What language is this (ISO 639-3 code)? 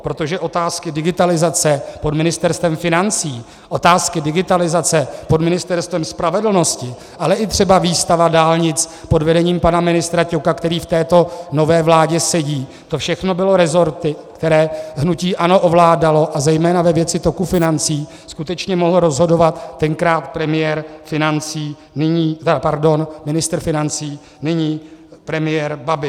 ces